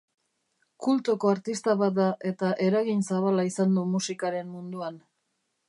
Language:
Basque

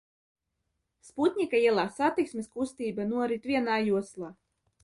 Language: Latvian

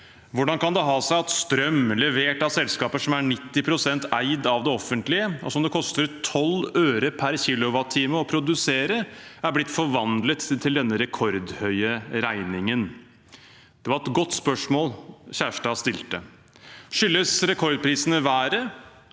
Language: Norwegian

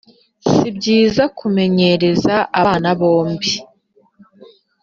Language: Kinyarwanda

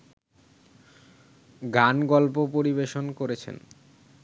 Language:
Bangla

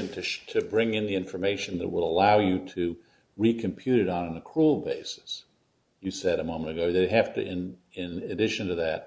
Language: English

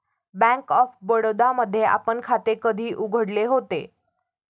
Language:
Marathi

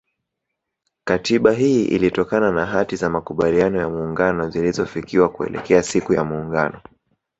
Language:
Swahili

